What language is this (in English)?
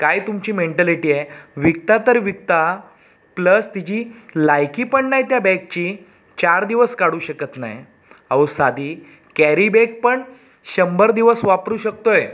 Marathi